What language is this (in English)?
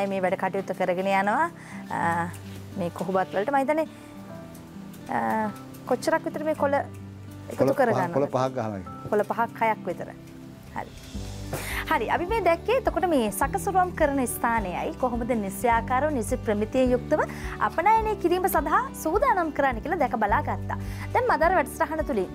Indonesian